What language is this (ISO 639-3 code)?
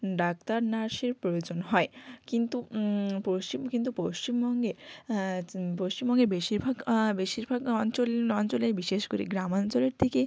ben